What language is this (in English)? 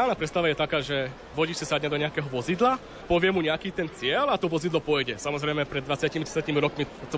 Slovak